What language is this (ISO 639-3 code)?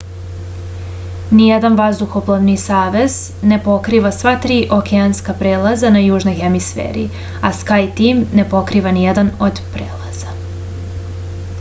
srp